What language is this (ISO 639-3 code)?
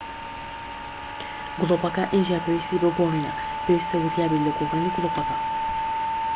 ckb